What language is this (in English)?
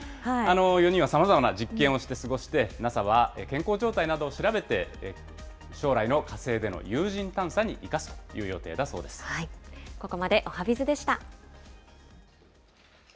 Japanese